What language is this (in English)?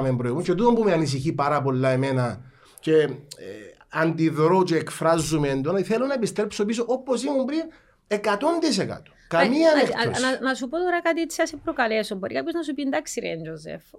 Greek